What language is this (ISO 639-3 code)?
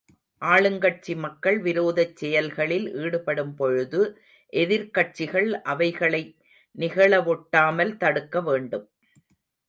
tam